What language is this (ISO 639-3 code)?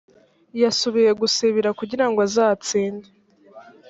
kin